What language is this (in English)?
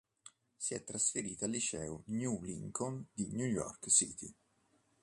Italian